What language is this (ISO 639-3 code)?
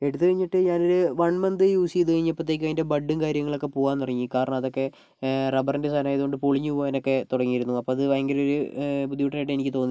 mal